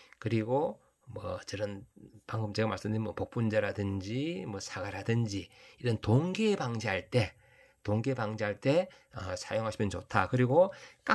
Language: Korean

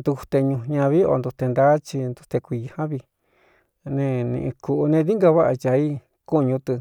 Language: Cuyamecalco Mixtec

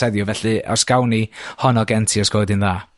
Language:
Welsh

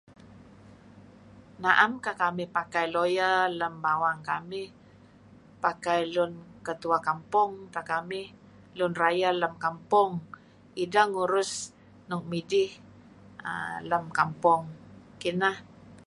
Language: Kelabit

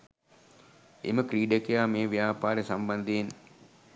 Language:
Sinhala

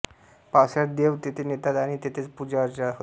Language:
Marathi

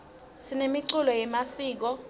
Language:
Swati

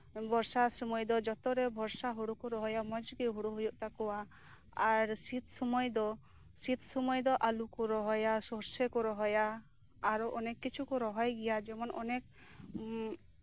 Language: Santali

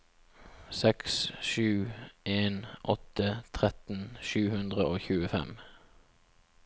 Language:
Norwegian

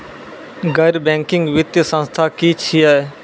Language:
Maithili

